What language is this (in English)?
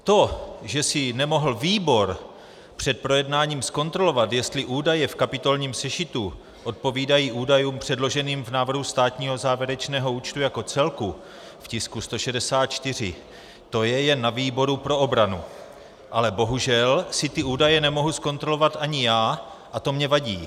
Czech